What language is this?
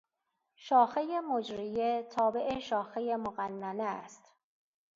Persian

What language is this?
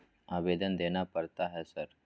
Maithili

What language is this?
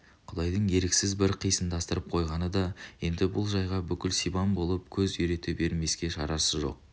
Kazakh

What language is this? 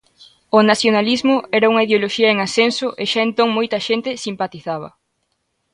Galician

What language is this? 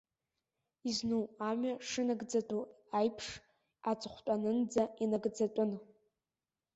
Abkhazian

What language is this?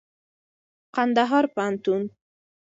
Pashto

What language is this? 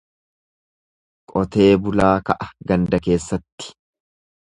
Oromo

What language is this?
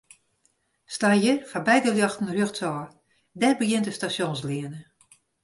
Western Frisian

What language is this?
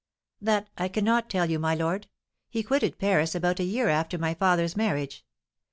English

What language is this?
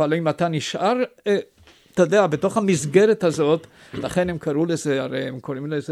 Hebrew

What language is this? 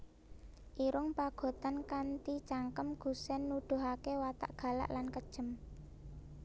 Javanese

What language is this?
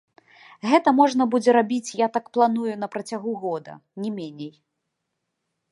Belarusian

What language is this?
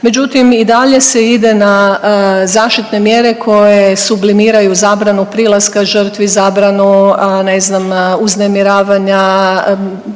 Croatian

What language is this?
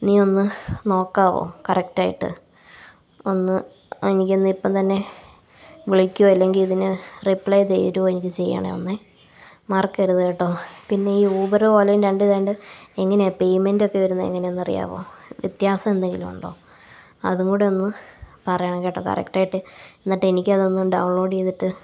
Malayalam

